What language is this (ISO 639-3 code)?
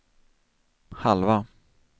swe